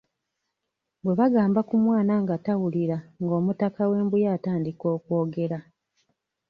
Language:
Ganda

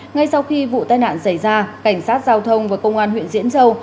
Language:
Vietnamese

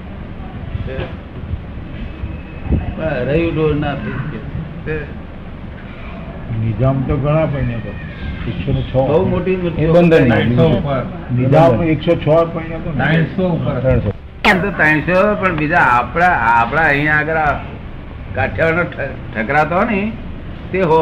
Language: Gujarati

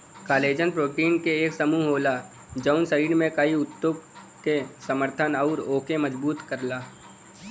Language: Bhojpuri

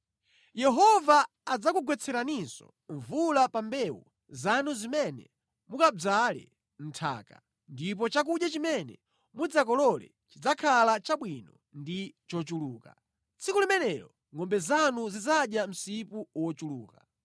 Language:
Nyanja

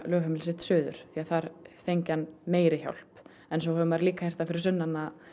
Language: Icelandic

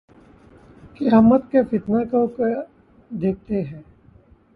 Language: Urdu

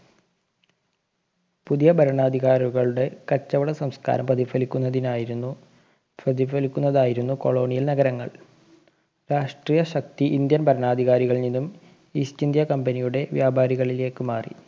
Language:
Malayalam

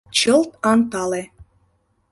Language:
Mari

